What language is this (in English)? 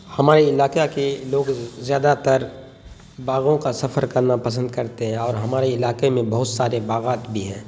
Urdu